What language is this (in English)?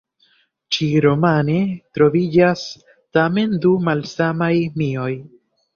Esperanto